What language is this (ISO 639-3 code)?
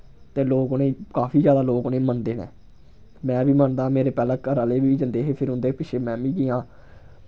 doi